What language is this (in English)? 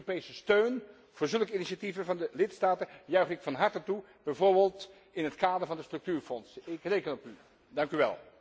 Dutch